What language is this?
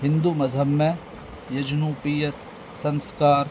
Urdu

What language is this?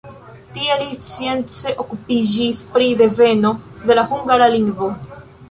Esperanto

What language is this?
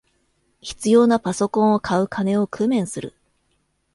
Japanese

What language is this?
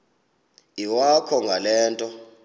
Xhosa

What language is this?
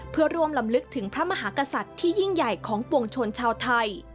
Thai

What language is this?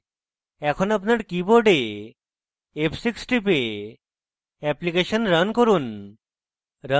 Bangla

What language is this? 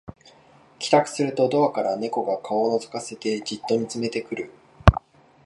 Japanese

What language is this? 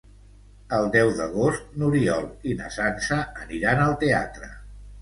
Catalan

